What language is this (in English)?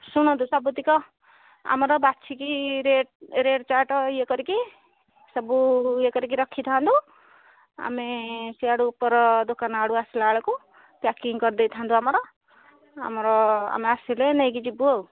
Odia